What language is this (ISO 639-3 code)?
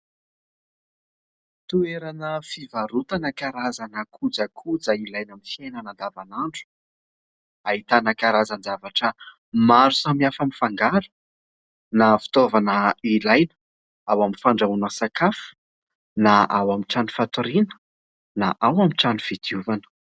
mlg